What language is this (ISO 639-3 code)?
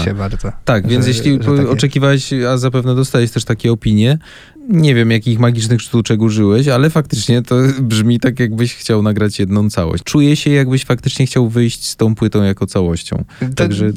pol